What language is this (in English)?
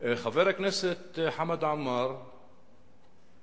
Hebrew